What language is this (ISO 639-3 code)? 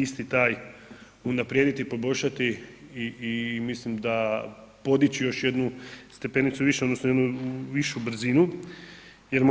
hrv